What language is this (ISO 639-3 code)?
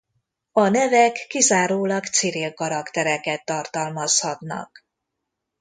hun